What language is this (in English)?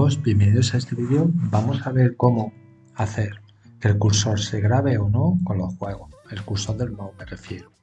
Spanish